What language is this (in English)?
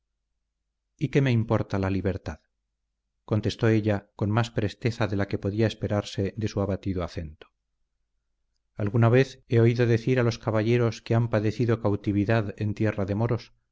Spanish